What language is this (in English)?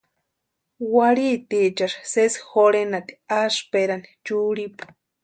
Western Highland Purepecha